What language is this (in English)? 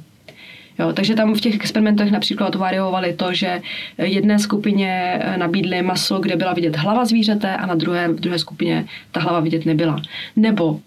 Czech